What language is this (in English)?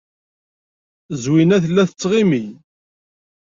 Kabyle